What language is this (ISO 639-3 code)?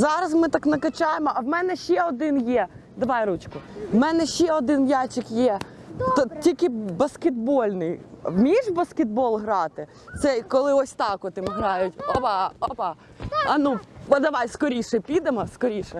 ukr